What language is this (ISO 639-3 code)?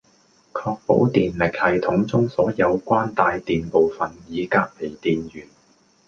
yue